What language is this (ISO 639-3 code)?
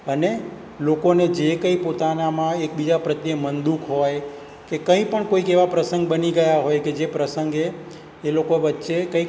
guj